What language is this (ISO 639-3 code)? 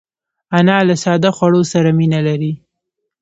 pus